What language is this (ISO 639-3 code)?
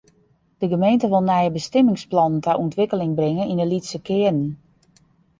fry